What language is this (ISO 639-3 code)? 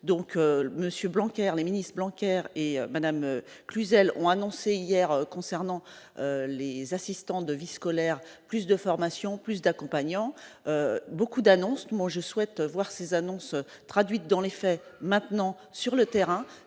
fra